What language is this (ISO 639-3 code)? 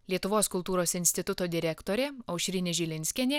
lit